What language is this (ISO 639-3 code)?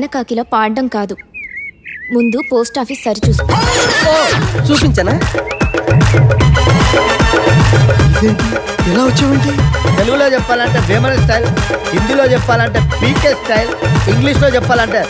tel